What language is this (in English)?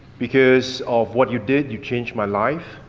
English